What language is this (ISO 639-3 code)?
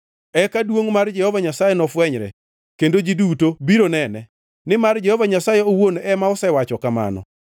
luo